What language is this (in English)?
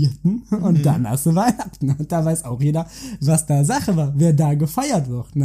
German